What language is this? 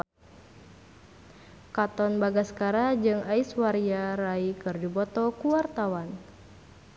Sundanese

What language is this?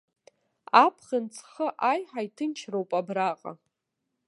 Abkhazian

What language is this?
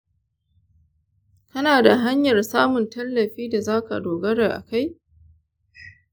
Hausa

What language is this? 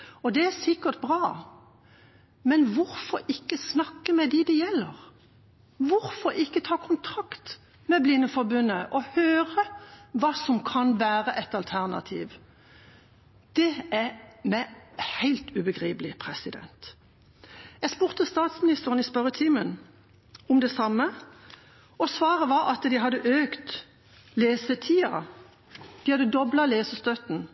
Norwegian Bokmål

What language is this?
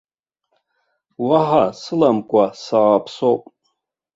Abkhazian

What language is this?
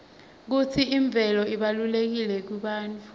Swati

